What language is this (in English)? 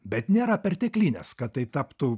Lithuanian